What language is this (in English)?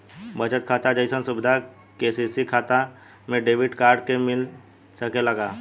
Bhojpuri